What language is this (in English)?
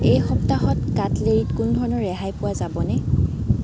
Assamese